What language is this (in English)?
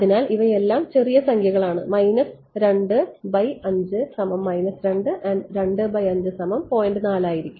Malayalam